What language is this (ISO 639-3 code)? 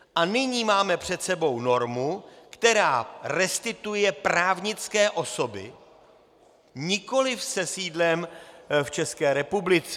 ces